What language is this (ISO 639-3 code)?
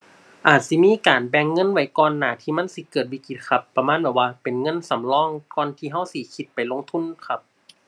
tha